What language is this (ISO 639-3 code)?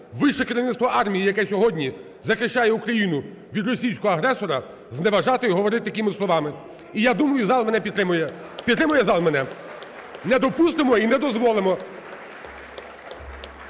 ukr